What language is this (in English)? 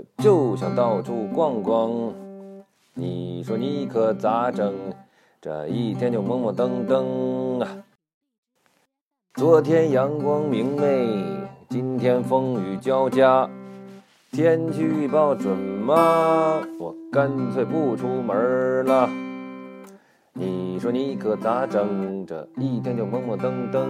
Chinese